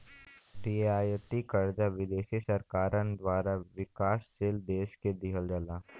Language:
Bhojpuri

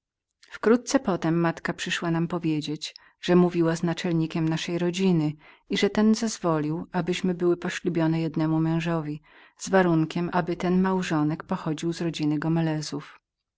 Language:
Polish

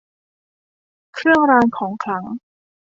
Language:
Thai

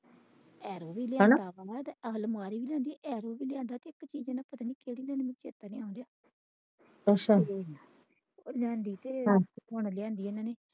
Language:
Punjabi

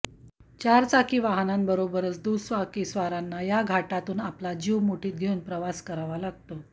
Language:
Marathi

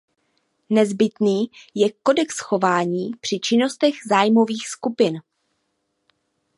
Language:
Czech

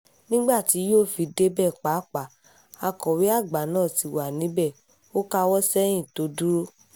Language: Yoruba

